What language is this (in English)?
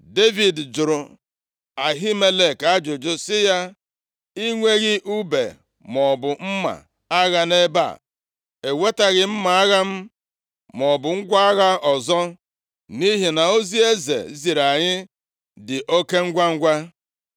Igbo